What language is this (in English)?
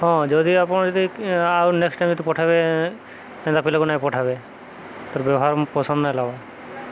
Odia